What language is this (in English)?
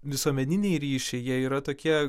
Lithuanian